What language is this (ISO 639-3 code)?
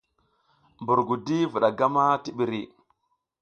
giz